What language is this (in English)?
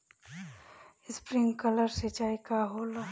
Bhojpuri